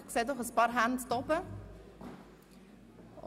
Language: Swiss German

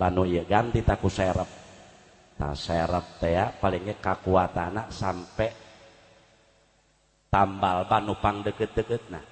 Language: Indonesian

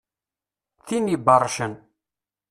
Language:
Kabyle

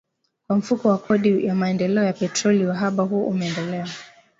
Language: Swahili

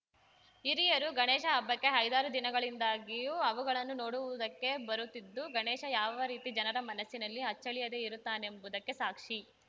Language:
Kannada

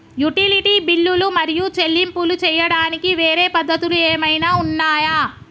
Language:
Telugu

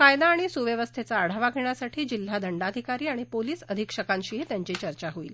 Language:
Marathi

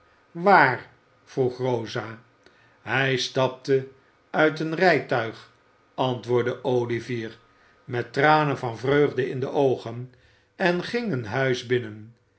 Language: Dutch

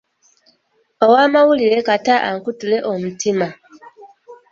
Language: Ganda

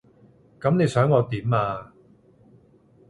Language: Cantonese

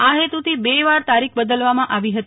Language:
Gujarati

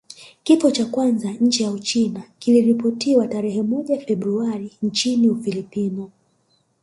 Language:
Swahili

